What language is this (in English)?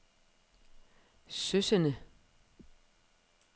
Danish